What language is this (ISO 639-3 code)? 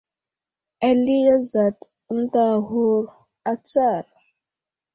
udl